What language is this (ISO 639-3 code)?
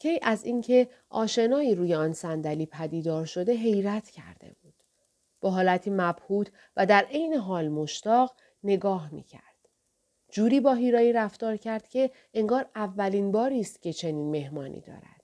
fas